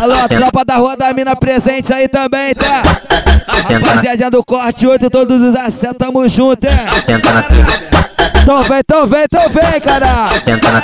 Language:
Portuguese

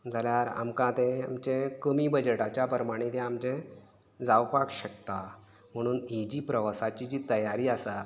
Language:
Konkani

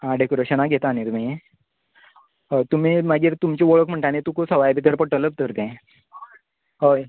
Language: Konkani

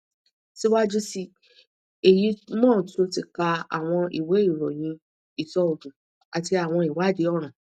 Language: Yoruba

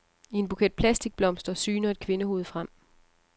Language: Danish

